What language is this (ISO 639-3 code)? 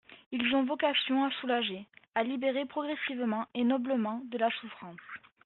fra